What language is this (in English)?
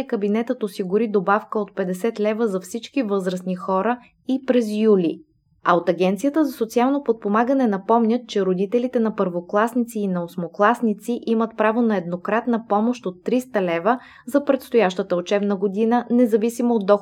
Bulgarian